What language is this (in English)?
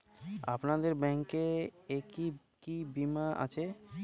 Bangla